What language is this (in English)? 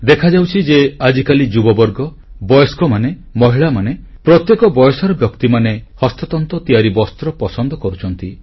Odia